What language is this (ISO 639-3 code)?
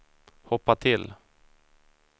swe